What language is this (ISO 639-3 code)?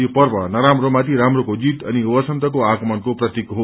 nep